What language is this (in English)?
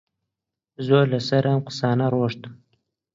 Central Kurdish